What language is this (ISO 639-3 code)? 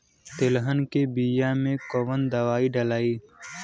bho